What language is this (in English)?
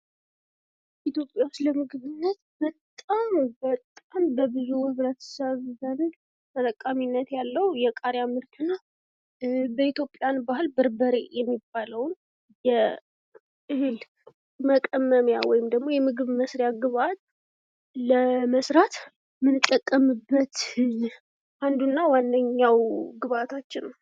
Amharic